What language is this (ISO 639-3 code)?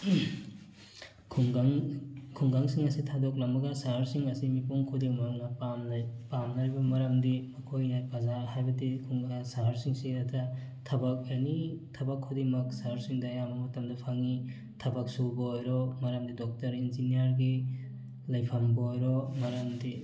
mni